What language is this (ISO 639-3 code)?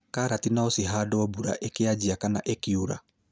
kik